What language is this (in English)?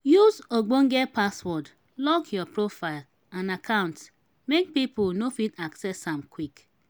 Nigerian Pidgin